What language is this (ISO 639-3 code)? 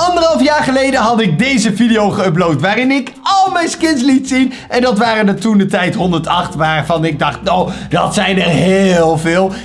nld